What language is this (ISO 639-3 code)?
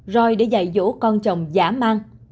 vie